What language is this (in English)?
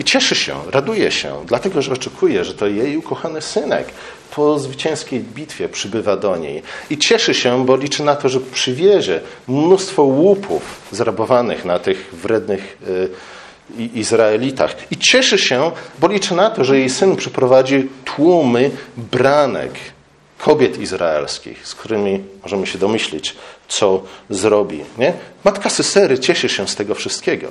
Polish